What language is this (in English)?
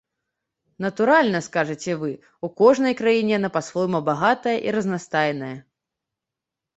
Belarusian